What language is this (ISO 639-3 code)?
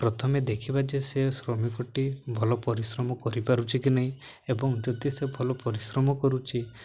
ori